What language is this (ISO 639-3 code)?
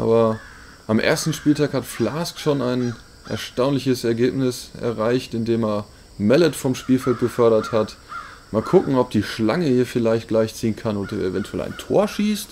deu